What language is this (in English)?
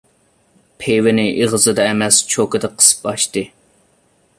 Uyghur